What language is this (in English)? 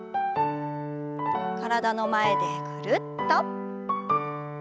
Japanese